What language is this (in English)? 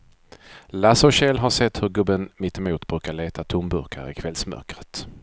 Swedish